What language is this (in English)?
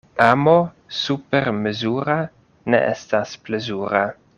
Esperanto